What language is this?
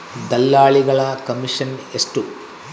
Kannada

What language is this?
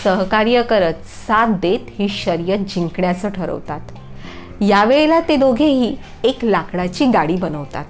Marathi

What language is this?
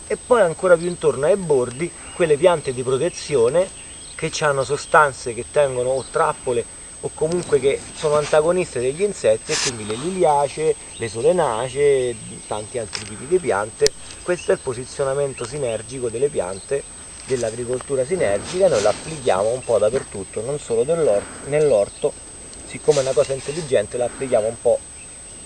Italian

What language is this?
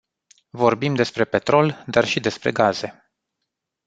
Romanian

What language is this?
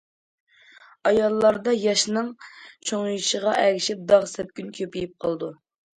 Uyghur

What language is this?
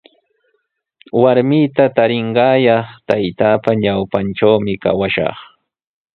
Sihuas Ancash Quechua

